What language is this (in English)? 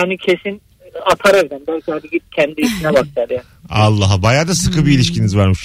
Turkish